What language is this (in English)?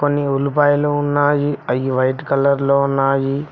Telugu